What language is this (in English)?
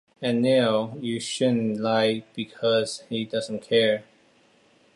English